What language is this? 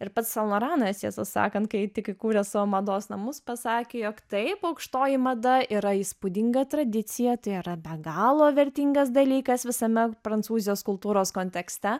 Lithuanian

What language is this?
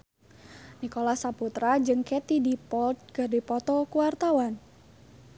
Sundanese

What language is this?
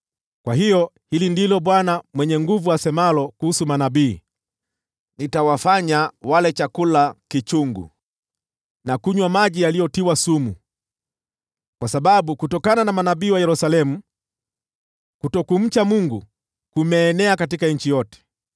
Swahili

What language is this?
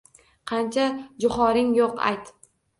Uzbek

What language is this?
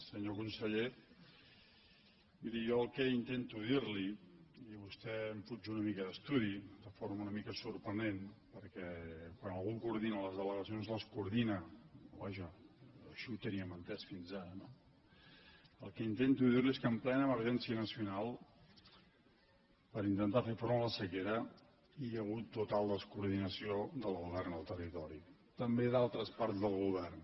Catalan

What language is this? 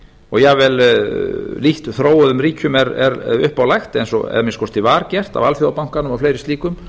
Icelandic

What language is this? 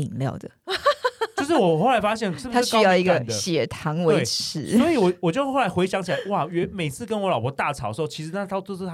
Chinese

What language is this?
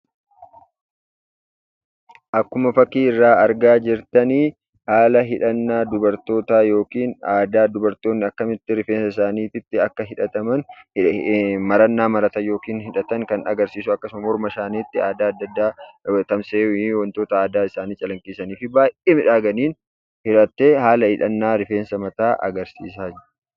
Oromo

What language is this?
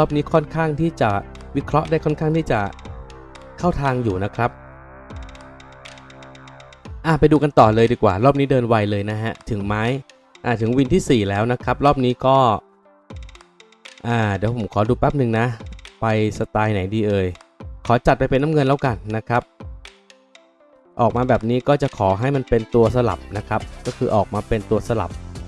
Thai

